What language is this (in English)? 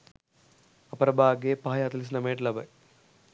Sinhala